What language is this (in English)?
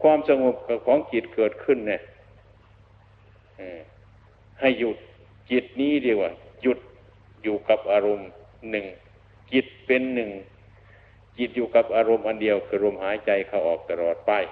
Thai